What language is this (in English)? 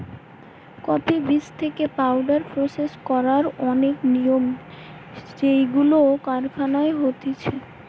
Bangla